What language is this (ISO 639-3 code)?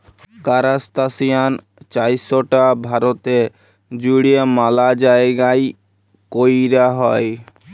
ben